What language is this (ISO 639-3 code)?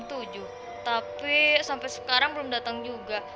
ind